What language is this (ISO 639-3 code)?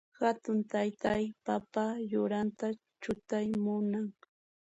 qxp